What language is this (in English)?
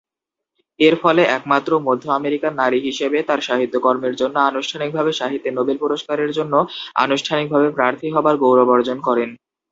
Bangla